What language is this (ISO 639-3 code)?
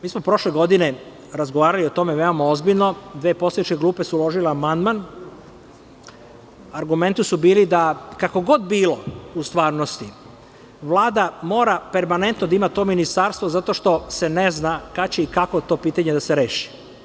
srp